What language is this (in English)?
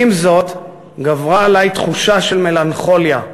Hebrew